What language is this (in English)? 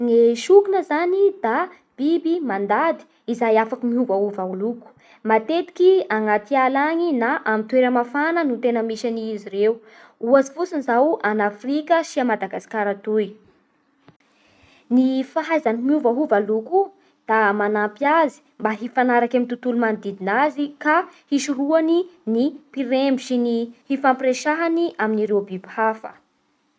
Bara Malagasy